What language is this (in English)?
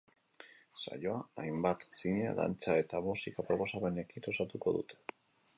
Basque